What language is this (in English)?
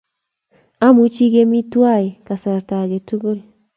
Kalenjin